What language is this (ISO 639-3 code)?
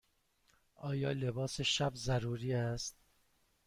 fas